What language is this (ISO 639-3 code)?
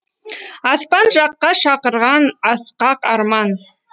kaz